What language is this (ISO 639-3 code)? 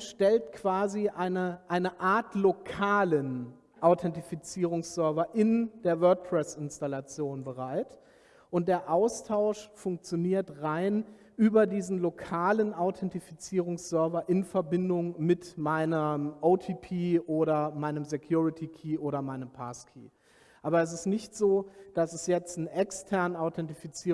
deu